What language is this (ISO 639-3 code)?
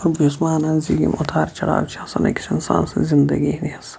kas